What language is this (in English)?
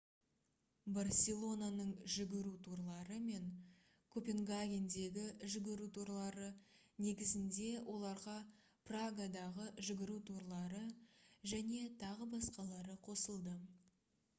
Kazakh